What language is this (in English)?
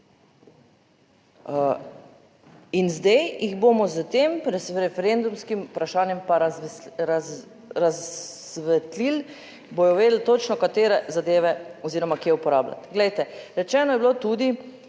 Slovenian